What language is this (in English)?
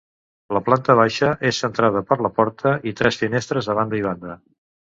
Catalan